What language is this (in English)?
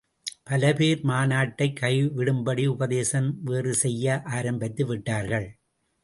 Tamil